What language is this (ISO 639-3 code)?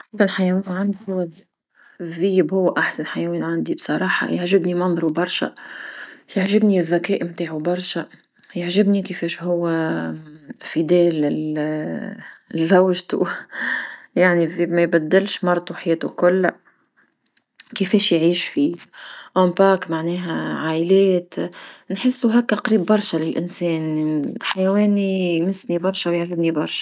aeb